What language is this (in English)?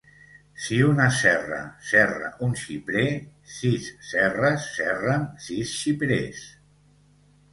Catalan